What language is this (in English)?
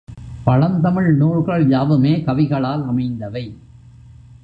Tamil